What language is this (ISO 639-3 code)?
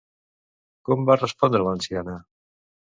cat